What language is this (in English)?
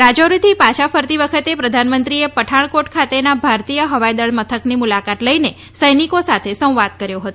Gujarati